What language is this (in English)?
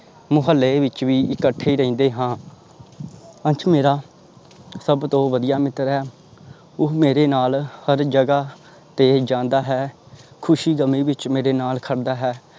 Punjabi